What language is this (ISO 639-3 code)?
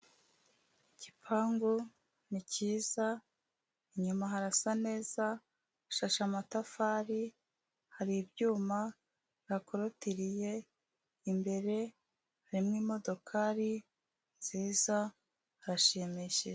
kin